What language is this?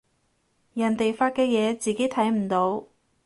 Cantonese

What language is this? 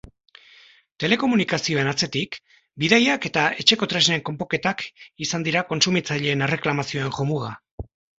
Basque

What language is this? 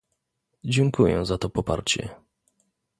Polish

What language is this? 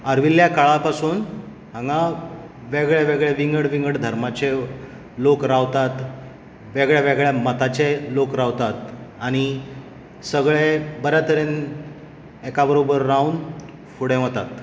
Konkani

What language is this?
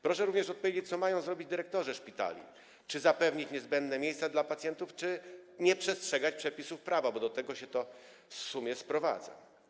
Polish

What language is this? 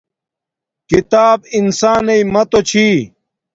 Domaaki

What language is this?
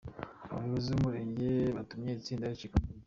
Kinyarwanda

